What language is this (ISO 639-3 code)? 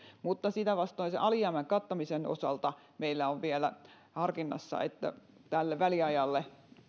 fin